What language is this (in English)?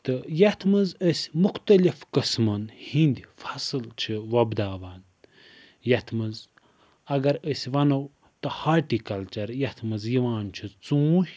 Kashmiri